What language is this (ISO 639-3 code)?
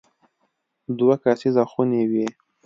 pus